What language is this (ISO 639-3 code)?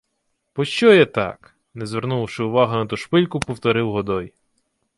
ukr